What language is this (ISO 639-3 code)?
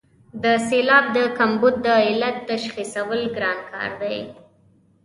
pus